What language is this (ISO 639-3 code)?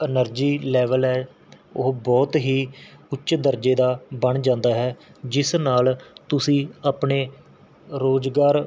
pan